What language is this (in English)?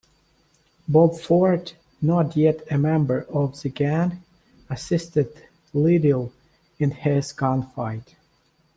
English